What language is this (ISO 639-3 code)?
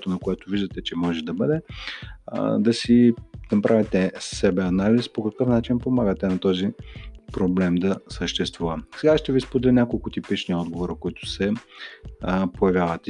bul